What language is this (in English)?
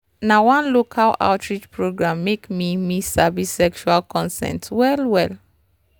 Nigerian Pidgin